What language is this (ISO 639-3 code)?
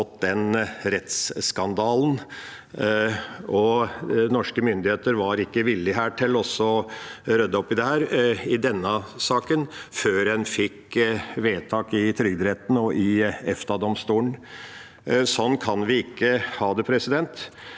nor